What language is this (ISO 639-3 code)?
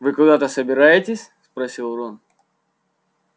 rus